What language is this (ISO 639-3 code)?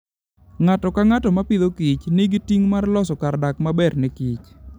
luo